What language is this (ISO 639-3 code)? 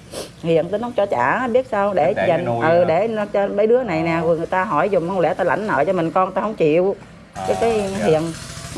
vie